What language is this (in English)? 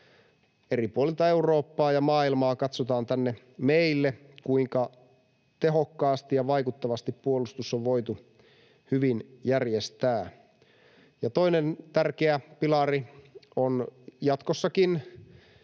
Finnish